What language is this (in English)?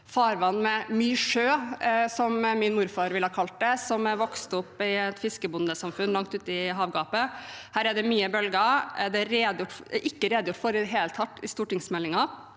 Norwegian